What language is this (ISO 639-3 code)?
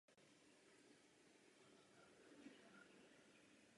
ces